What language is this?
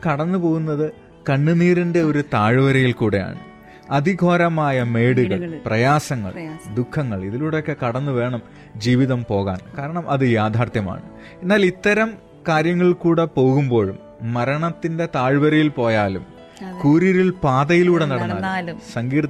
Malayalam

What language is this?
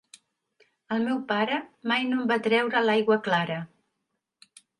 Catalan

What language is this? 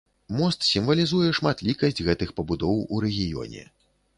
Belarusian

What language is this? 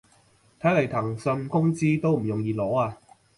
Cantonese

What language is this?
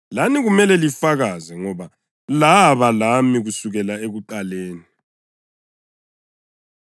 North Ndebele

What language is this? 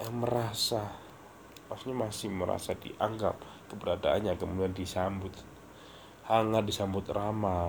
Indonesian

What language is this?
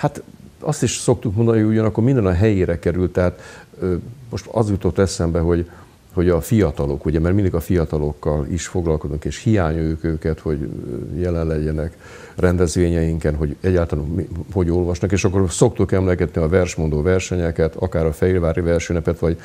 Hungarian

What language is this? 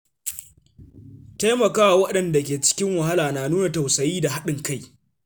Hausa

